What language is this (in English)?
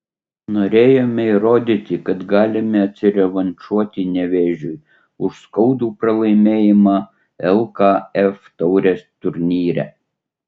Lithuanian